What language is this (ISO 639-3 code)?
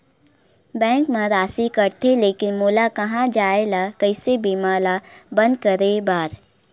hne